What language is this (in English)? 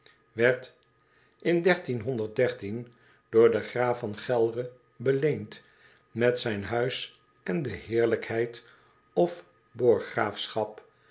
Dutch